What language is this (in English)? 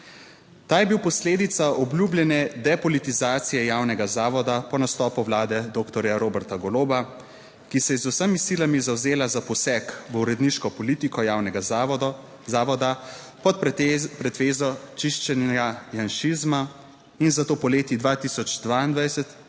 Slovenian